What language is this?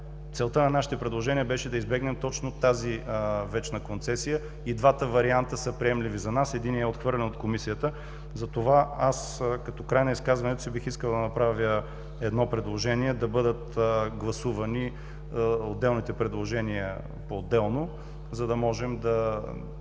Bulgarian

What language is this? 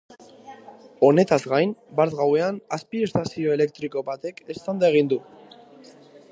Basque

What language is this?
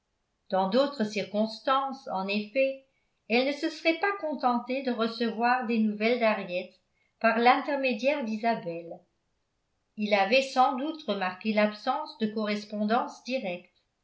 French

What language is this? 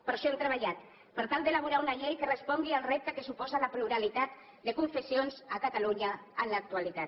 Catalan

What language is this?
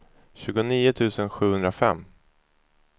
Swedish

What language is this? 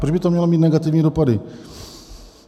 Czech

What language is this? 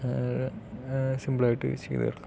Malayalam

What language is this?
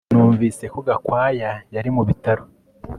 Kinyarwanda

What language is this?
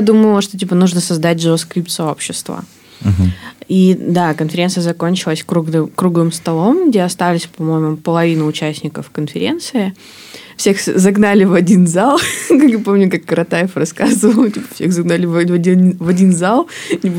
Russian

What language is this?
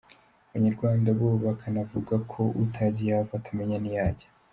Kinyarwanda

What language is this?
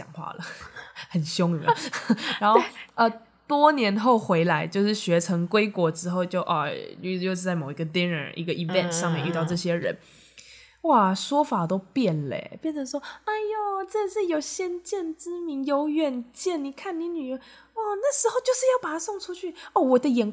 Chinese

